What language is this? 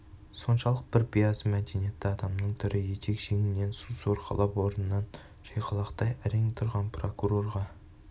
Kazakh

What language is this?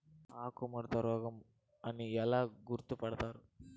Telugu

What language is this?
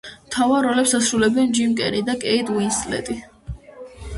Georgian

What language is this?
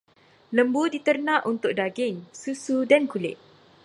Malay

